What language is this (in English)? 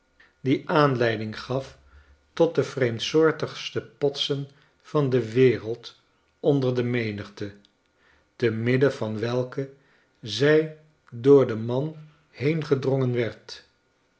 Dutch